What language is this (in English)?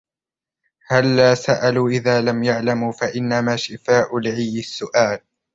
Arabic